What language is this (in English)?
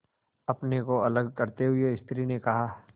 Hindi